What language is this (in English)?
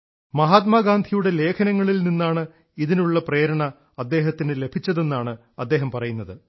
Malayalam